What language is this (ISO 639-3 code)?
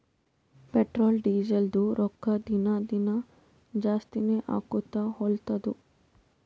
kan